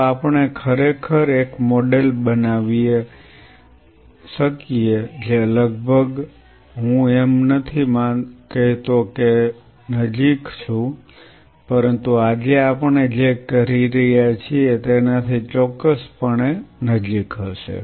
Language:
Gujarati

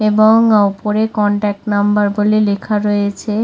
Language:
Bangla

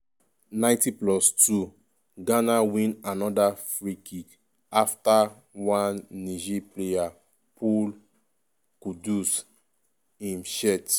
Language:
Nigerian Pidgin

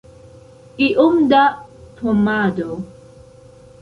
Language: Esperanto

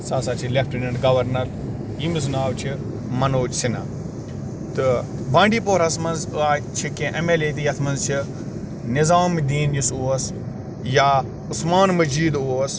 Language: Kashmiri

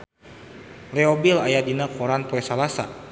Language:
Sundanese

